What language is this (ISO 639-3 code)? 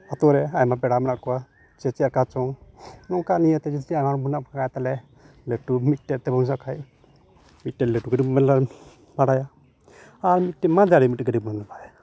sat